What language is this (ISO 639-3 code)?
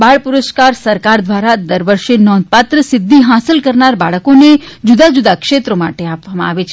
guj